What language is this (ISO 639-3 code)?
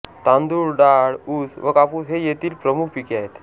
mar